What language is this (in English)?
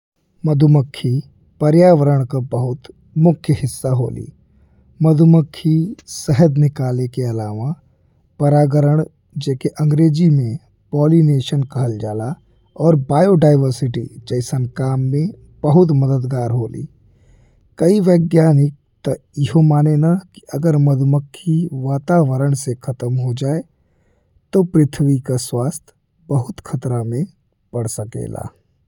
Bhojpuri